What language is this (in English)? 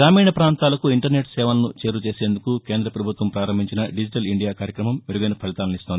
Telugu